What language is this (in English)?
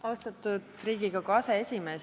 Estonian